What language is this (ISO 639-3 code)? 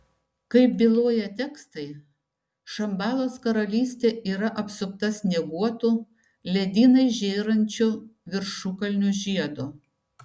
lit